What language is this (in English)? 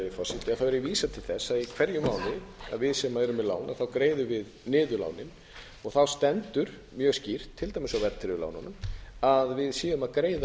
Icelandic